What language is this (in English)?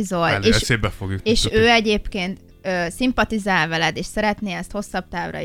Hungarian